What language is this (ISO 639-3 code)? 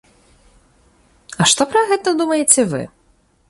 bel